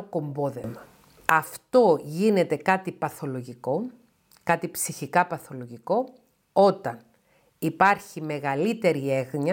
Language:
Greek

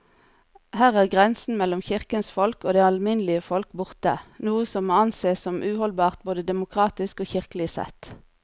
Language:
Norwegian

